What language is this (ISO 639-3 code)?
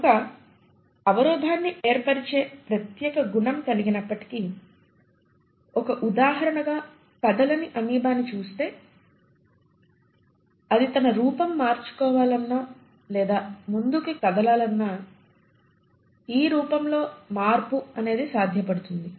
tel